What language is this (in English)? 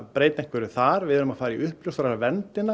Icelandic